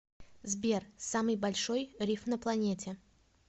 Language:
Russian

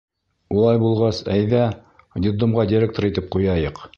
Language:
Bashkir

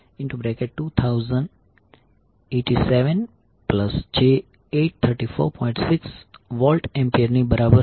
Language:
Gujarati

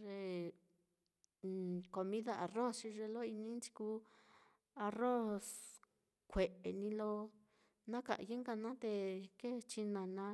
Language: Mitlatongo Mixtec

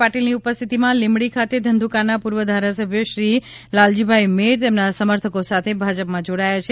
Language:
Gujarati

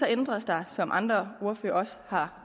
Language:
Danish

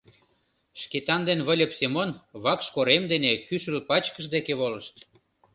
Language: Mari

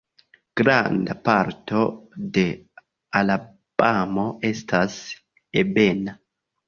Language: Esperanto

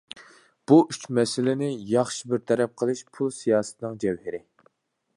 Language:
Uyghur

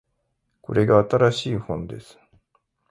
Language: Japanese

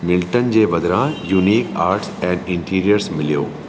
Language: Sindhi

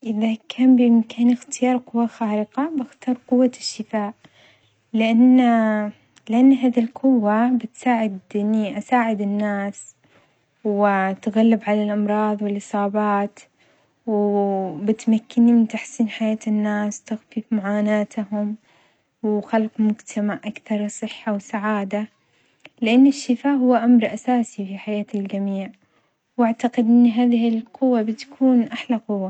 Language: Omani Arabic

